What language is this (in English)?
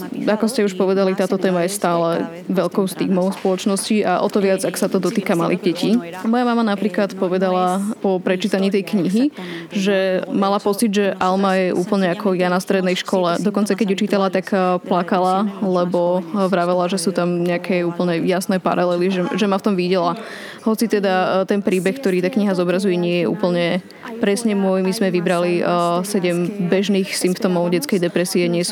Slovak